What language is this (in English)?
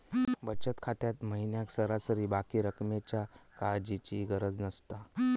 Marathi